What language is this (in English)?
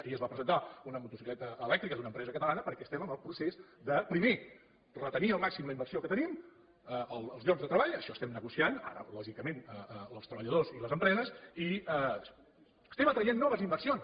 Catalan